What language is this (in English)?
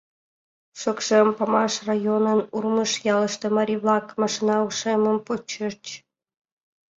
Mari